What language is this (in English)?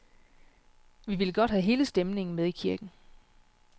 Danish